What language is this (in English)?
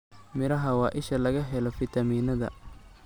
Somali